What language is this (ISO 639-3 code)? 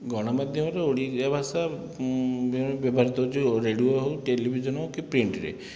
ori